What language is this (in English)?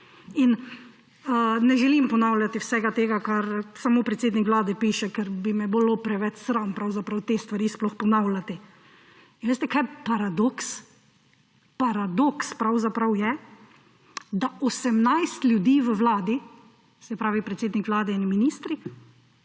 Slovenian